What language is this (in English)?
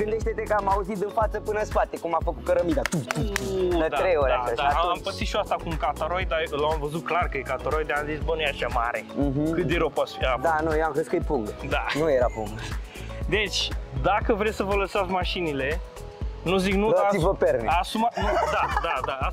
Romanian